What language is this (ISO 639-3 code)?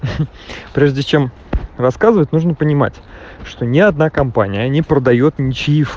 rus